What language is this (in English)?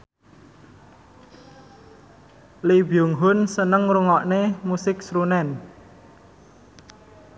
Javanese